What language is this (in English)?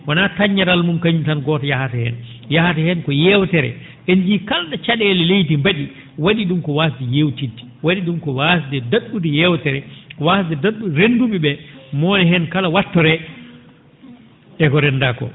Fula